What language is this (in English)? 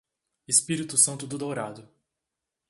Portuguese